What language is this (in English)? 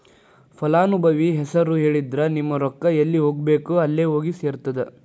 Kannada